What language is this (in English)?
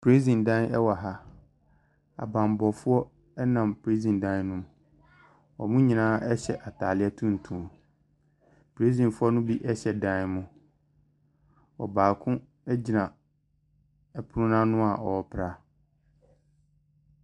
Akan